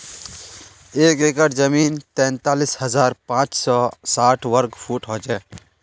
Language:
Magahi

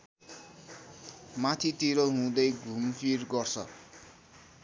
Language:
Nepali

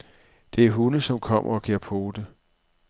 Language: Danish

